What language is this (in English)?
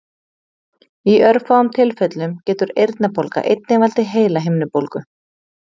Icelandic